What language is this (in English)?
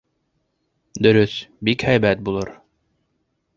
Bashkir